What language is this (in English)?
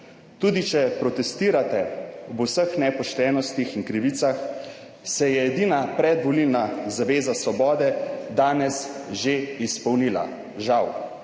Slovenian